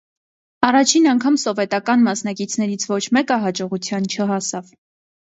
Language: Armenian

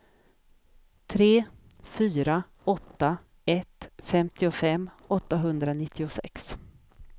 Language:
Swedish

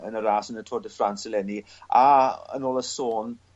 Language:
Welsh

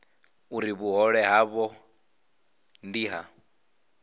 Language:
Venda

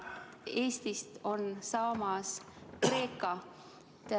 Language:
Estonian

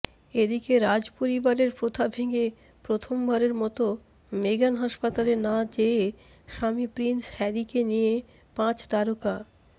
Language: Bangla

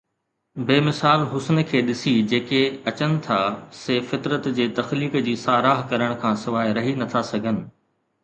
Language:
Sindhi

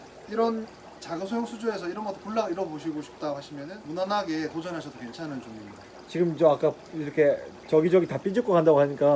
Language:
Korean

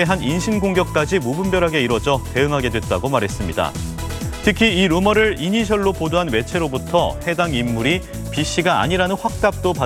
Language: Korean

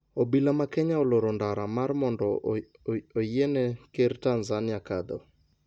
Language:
Luo (Kenya and Tanzania)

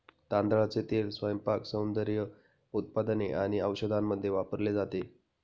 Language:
Marathi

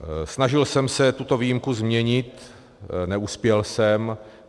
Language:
Czech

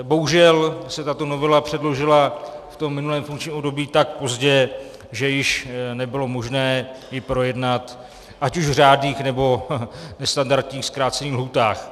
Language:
Czech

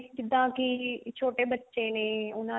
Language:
Punjabi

